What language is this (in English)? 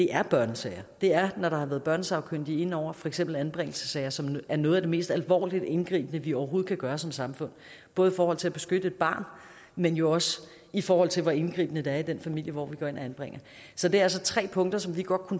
Danish